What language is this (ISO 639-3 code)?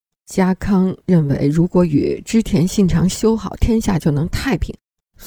zho